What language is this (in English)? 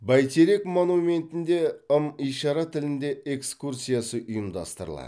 Kazakh